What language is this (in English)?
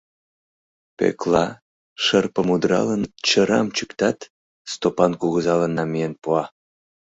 Mari